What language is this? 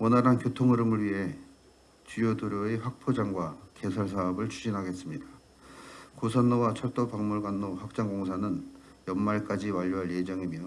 Korean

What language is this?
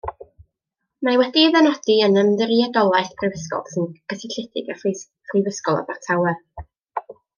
Welsh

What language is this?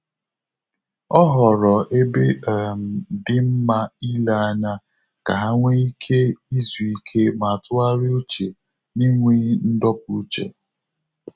Igbo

